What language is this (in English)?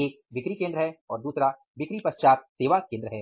Hindi